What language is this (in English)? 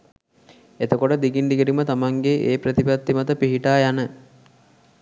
Sinhala